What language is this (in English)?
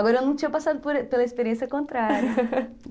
Portuguese